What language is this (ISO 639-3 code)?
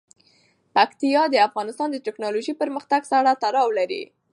pus